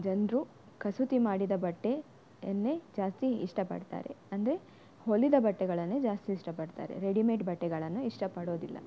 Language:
Kannada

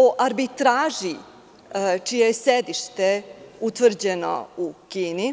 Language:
Serbian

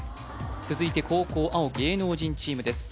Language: Japanese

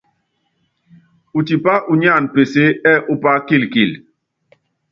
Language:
Yangben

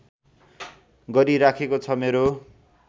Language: Nepali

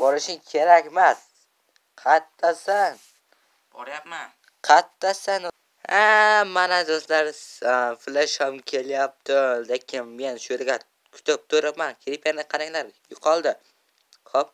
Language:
Turkish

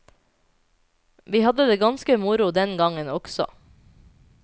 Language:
Norwegian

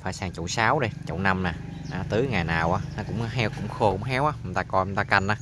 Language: Vietnamese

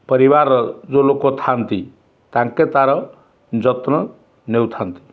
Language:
Odia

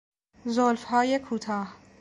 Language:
Persian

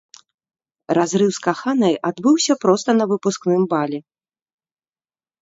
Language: Belarusian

